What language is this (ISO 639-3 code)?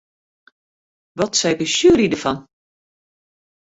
fry